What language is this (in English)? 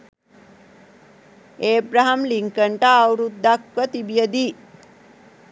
Sinhala